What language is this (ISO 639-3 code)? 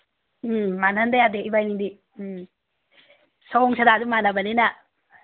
mni